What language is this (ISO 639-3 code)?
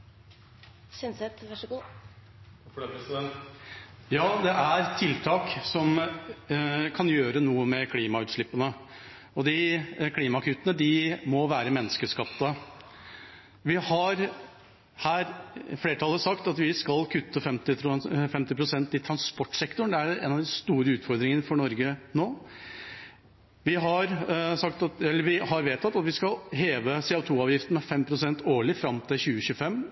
nob